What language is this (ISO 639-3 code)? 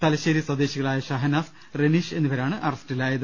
mal